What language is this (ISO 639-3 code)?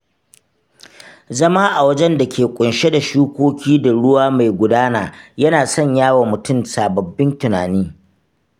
hau